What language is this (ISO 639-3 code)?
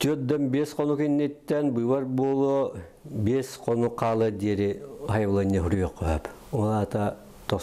rus